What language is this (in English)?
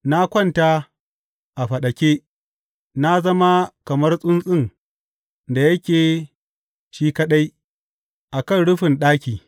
Hausa